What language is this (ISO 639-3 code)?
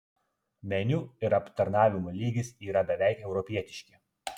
lit